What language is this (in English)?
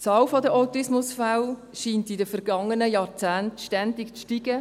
Swiss German